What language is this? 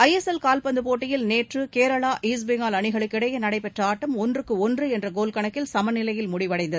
Tamil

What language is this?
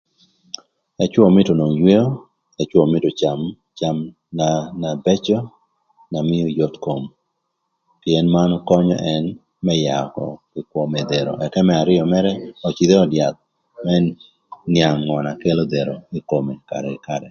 Thur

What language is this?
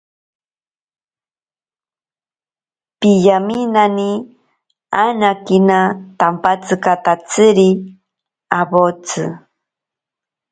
Ashéninka Perené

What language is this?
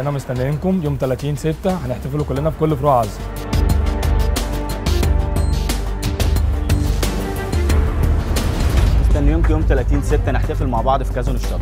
Arabic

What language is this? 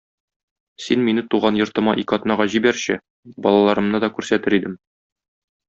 Tatar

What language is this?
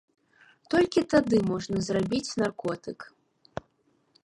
Belarusian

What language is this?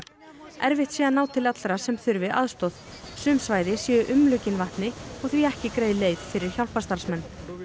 Icelandic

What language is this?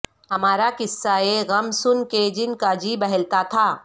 Urdu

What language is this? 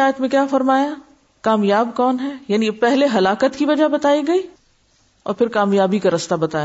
Urdu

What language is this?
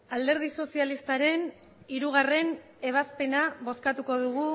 Basque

